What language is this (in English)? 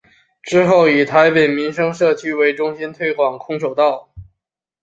Chinese